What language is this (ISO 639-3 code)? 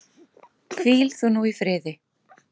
isl